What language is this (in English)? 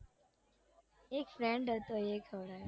Gujarati